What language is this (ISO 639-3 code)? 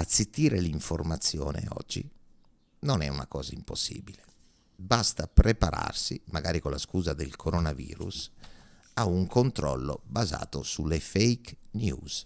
ita